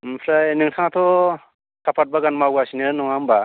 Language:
Bodo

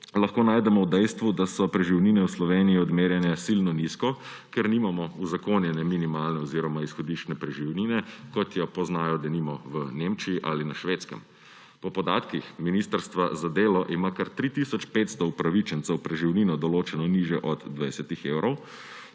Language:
Slovenian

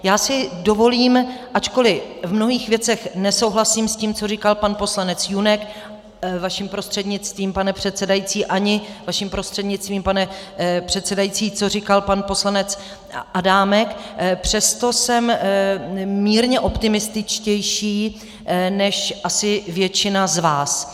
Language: Czech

